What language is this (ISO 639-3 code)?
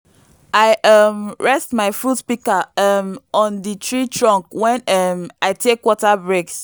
pcm